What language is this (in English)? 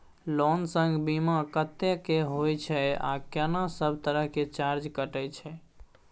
Maithili